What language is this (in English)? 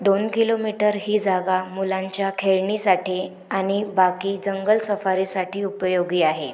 Marathi